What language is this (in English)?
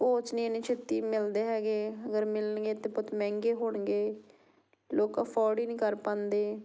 Punjabi